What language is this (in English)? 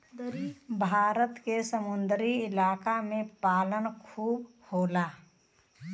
Bhojpuri